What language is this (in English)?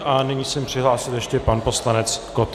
Czech